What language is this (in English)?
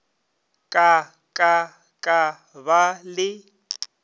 Northern Sotho